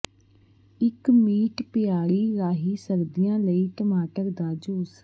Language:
Punjabi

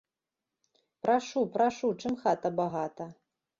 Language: Belarusian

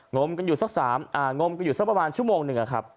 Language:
Thai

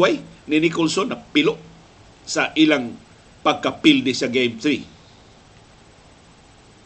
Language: Filipino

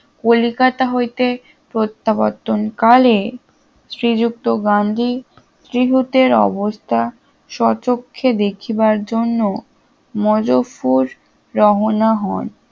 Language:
Bangla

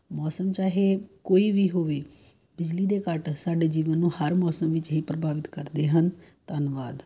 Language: Punjabi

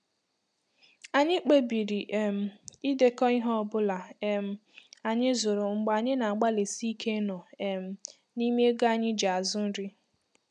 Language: Igbo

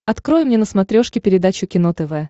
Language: Russian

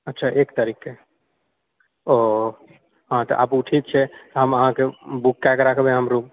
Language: Maithili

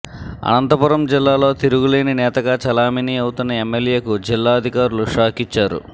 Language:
Telugu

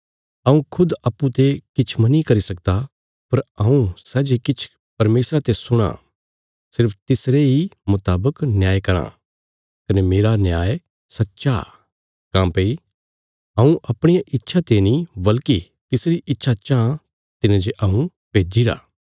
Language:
Bilaspuri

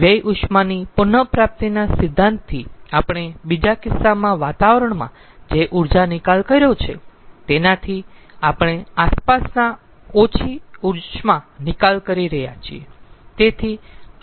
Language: Gujarati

